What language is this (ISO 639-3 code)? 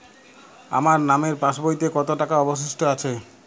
ben